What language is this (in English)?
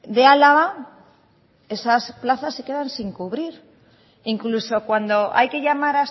Spanish